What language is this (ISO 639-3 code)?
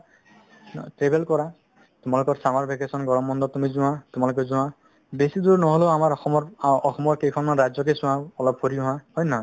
asm